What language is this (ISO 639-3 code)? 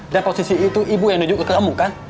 ind